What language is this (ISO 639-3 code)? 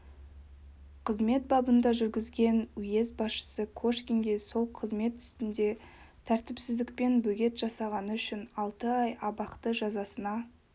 kaz